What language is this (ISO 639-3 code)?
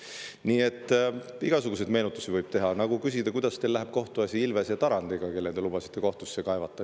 est